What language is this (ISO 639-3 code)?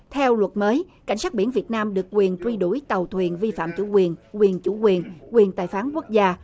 vie